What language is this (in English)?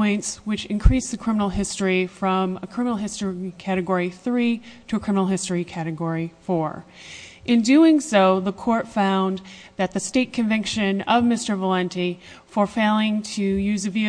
English